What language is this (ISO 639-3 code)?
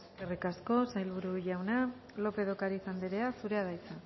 eus